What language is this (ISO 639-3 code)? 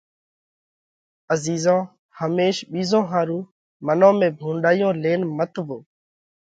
kvx